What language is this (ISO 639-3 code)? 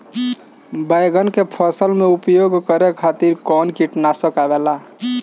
bho